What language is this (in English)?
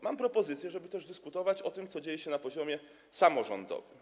Polish